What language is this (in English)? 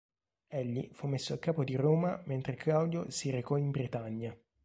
Italian